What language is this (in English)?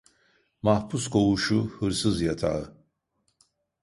Turkish